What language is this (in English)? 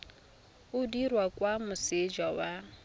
Tswana